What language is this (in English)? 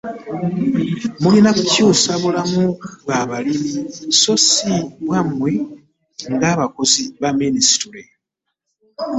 Ganda